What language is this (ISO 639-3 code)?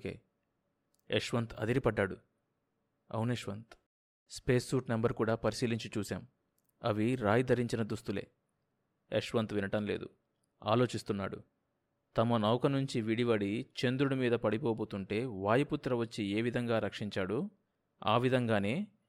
tel